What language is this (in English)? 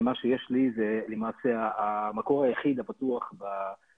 Hebrew